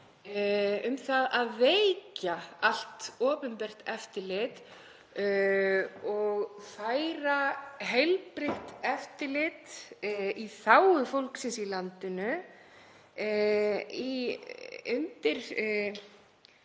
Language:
Icelandic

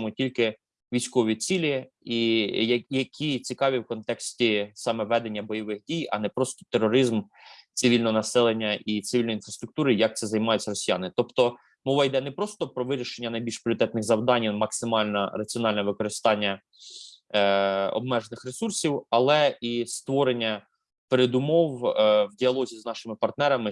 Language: Ukrainian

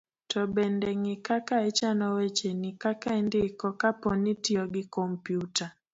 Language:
Luo (Kenya and Tanzania)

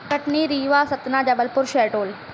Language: Sindhi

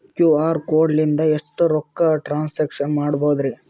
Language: Kannada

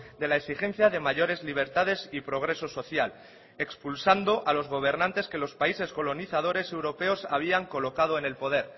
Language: Spanish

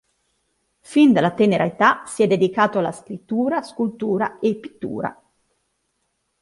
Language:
Italian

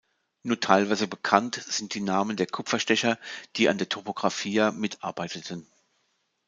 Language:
German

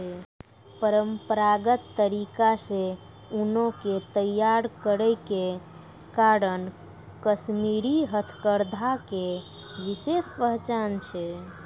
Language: Maithili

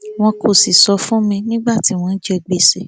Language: Yoruba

